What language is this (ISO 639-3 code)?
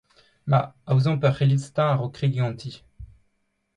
bre